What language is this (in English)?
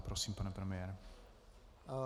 Czech